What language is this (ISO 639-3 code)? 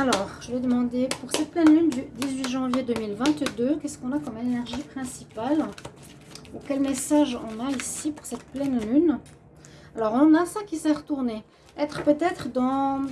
fra